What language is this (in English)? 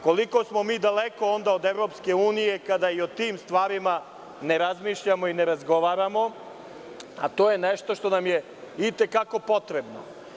Serbian